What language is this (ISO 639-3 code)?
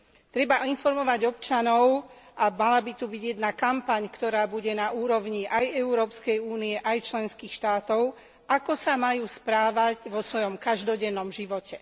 slk